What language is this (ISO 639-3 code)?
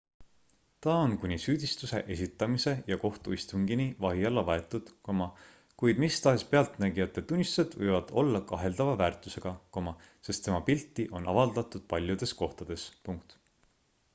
est